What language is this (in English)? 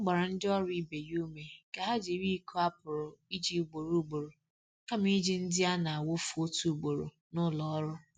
Igbo